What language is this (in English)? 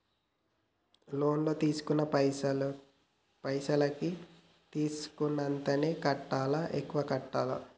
Telugu